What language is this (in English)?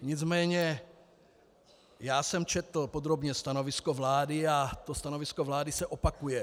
Czech